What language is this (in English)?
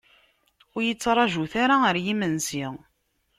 Kabyle